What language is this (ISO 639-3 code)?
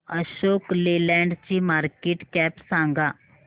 mar